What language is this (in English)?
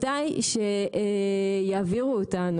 Hebrew